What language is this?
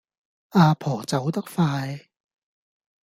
Cantonese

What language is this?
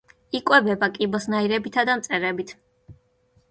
Georgian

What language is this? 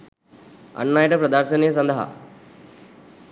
Sinhala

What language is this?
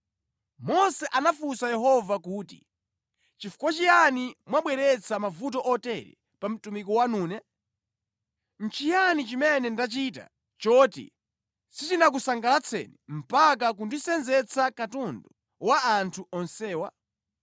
Nyanja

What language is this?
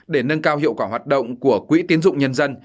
Vietnamese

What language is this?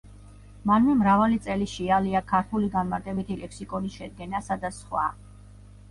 Georgian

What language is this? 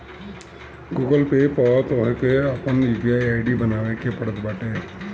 Bhojpuri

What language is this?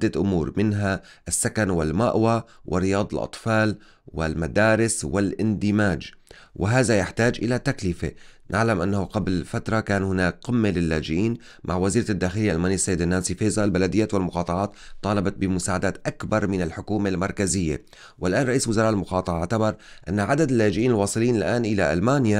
Arabic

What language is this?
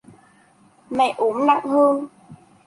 Vietnamese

